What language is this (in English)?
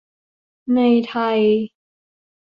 Thai